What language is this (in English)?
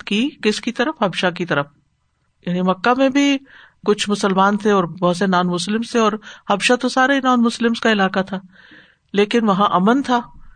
Urdu